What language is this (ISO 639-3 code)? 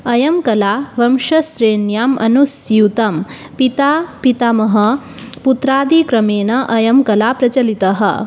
san